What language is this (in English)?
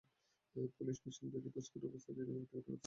Bangla